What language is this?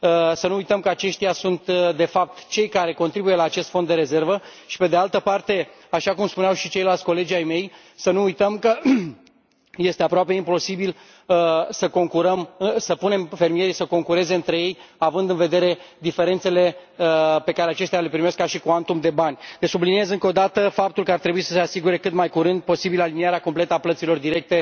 Romanian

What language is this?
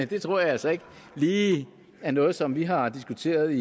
Danish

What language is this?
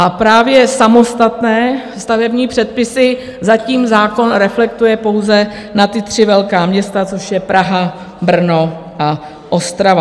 Czech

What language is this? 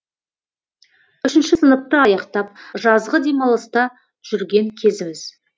Kazakh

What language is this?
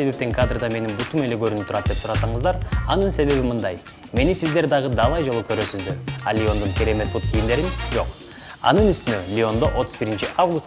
Russian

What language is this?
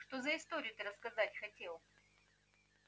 Russian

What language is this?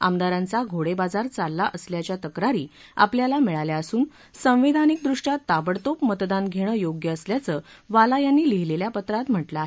Marathi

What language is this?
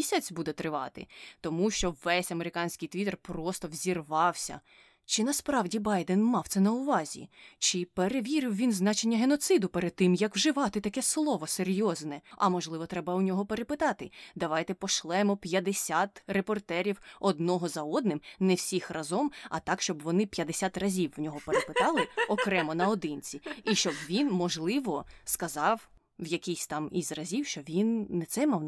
Ukrainian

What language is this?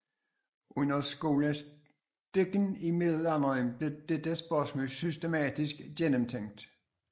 Danish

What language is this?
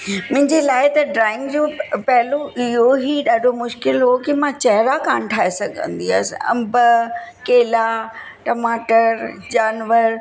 Sindhi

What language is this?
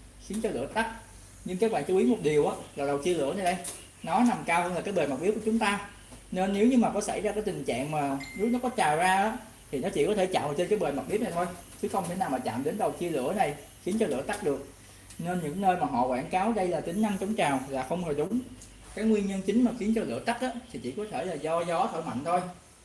Vietnamese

